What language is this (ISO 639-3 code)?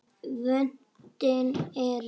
isl